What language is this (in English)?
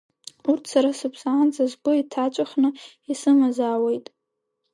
Abkhazian